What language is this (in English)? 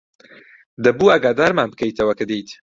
Central Kurdish